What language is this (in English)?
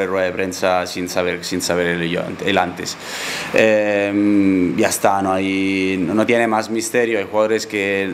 Spanish